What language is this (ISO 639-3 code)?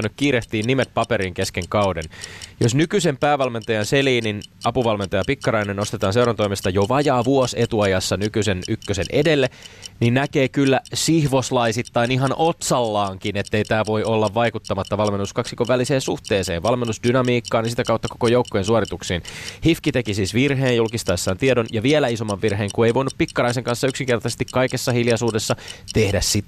fin